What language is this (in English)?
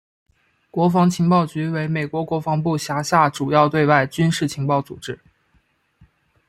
Chinese